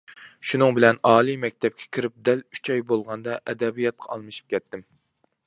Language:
Uyghur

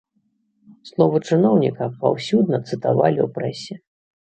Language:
Belarusian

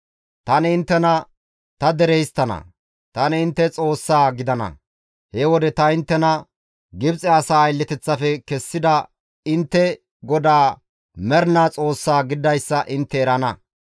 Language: Gamo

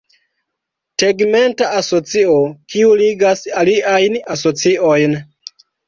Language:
Esperanto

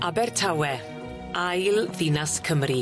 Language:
Welsh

